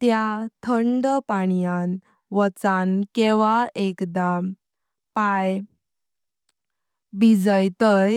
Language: Konkani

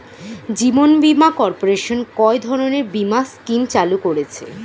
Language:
Bangla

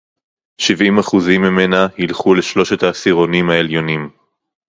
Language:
Hebrew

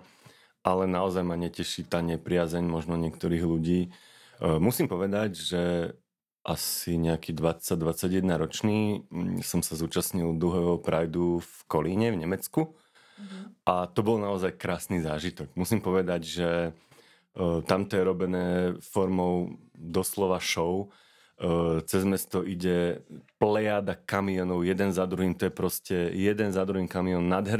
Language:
Slovak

